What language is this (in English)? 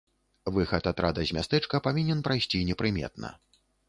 Belarusian